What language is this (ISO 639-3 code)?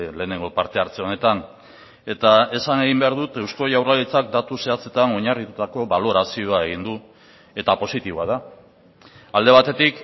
eus